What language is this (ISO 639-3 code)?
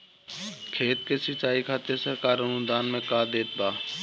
bho